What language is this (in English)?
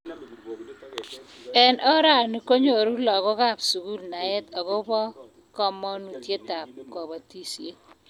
Kalenjin